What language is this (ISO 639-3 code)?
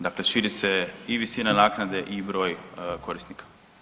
hrv